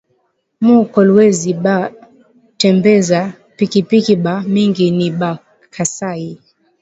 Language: Swahili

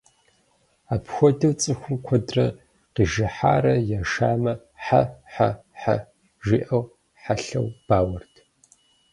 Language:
Kabardian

